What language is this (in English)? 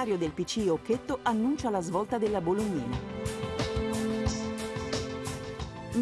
Italian